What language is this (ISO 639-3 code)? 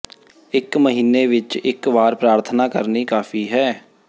pan